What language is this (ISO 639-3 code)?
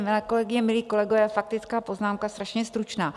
ces